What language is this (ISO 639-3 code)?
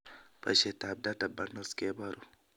kln